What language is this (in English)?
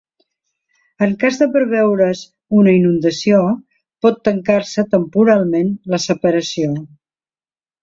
Catalan